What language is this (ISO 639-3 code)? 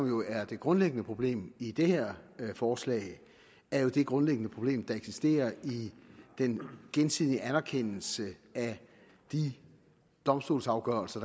dan